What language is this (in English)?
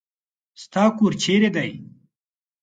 Pashto